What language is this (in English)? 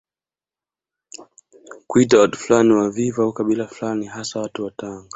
Swahili